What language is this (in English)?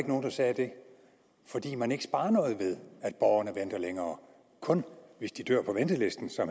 Danish